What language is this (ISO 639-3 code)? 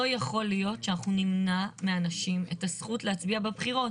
heb